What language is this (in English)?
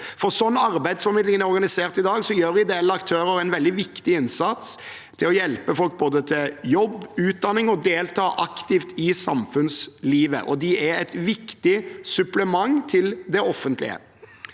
Norwegian